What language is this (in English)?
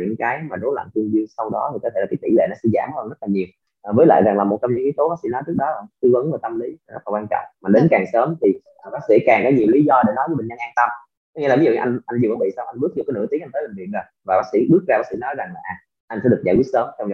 Vietnamese